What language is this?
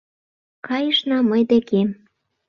Mari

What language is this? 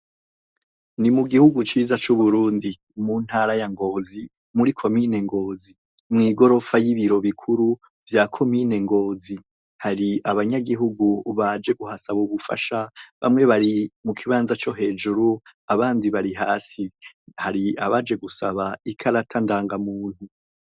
Rundi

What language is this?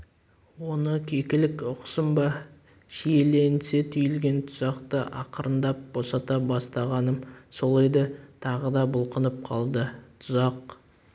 Kazakh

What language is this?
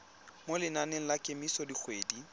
Tswana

